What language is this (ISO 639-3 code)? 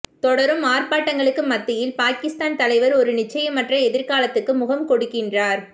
tam